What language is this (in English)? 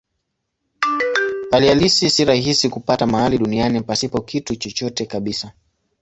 Swahili